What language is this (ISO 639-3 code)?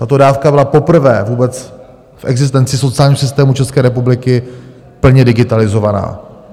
ces